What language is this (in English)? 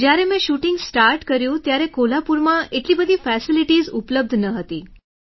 Gujarati